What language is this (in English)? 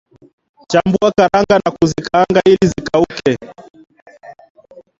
Swahili